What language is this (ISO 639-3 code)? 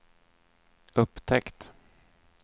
swe